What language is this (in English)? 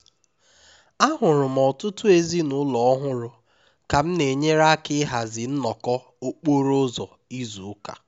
Igbo